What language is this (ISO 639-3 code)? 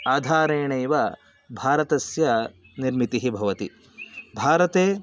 san